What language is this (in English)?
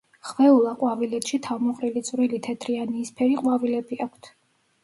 Georgian